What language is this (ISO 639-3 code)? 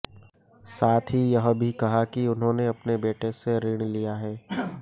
hin